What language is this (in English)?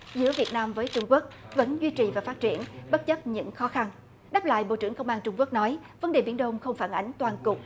Vietnamese